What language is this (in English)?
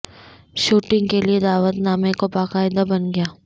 Urdu